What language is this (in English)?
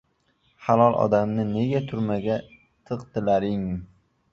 Uzbek